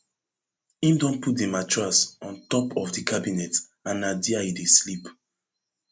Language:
Nigerian Pidgin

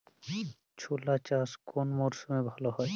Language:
Bangla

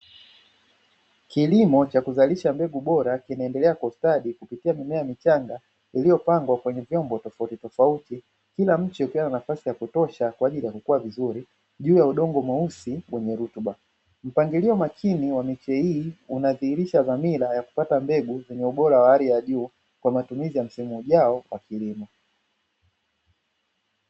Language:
Swahili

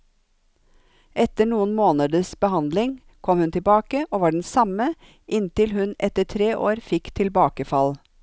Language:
Norwegian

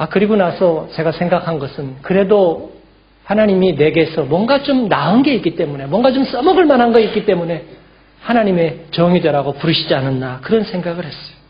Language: Korean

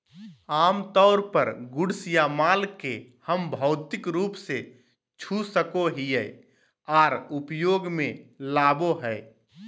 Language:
Magahi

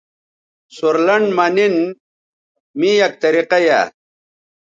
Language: Bateri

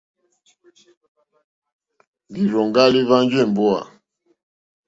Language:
Mokpwe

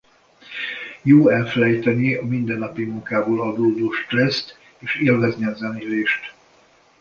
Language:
Hungarian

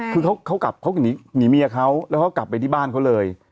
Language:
Thai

